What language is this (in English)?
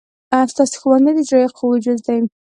Pashto